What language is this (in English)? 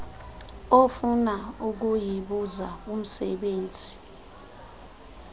Xhosa